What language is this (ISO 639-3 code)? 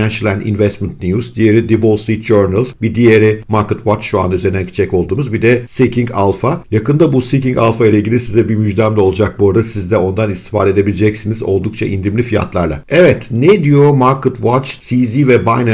tur